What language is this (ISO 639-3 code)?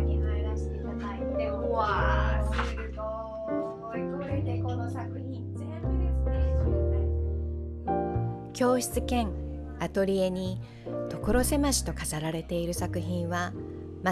jpn